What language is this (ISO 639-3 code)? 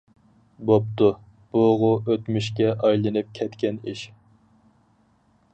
uig